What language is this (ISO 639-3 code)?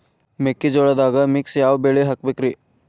kan